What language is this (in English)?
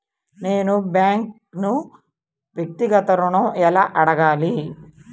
Telugu